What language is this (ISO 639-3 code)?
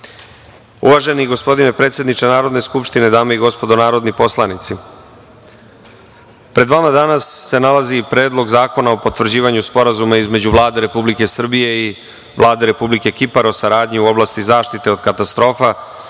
srp